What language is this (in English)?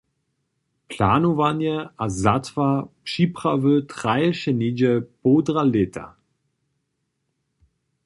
Upper Sorbian